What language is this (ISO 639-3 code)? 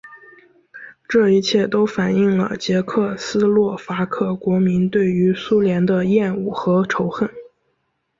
zho